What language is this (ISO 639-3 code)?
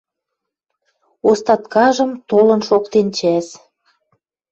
mrj